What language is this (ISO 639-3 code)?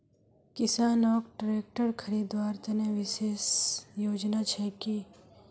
mag